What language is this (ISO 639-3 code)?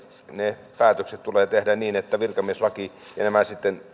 fin